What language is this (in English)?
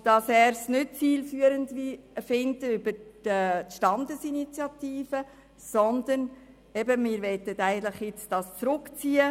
Swiss German